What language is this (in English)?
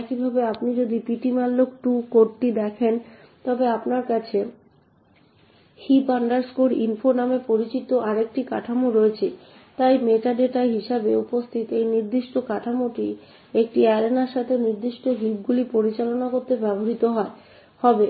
Bangla